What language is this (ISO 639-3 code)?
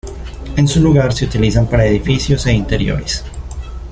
spa